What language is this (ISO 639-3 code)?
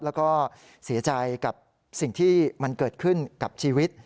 tha